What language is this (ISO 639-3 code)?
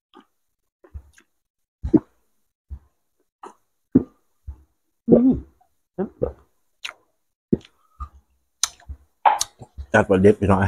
tha